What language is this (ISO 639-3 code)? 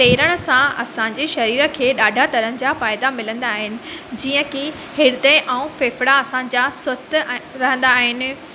snd